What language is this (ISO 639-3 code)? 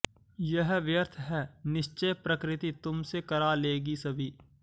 san